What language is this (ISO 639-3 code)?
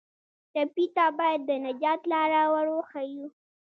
pus